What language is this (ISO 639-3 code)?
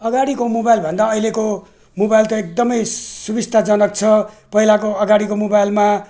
nep